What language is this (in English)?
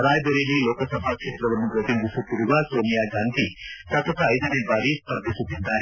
Kannada